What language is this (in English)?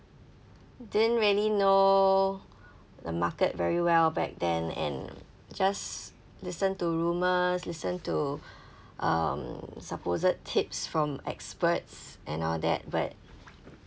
English